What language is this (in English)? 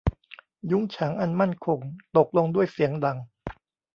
Thai